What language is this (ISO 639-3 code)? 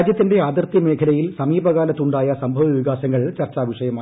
mal